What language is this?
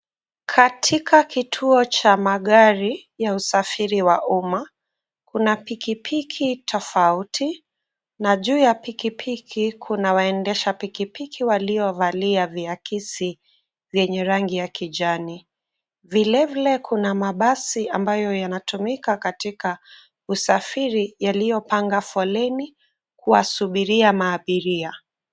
Swahili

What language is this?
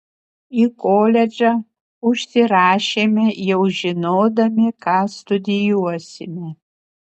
Lithuanian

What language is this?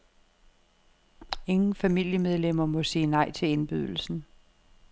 Danish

